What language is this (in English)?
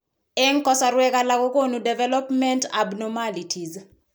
Kalenjin